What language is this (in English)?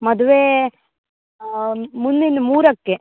Kannada